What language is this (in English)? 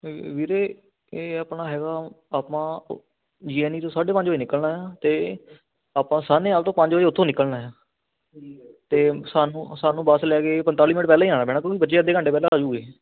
Punjabi